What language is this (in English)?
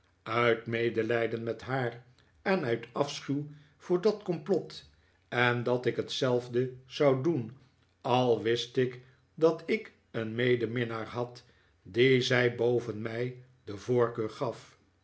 Dutch